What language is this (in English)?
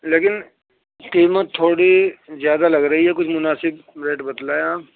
Urdu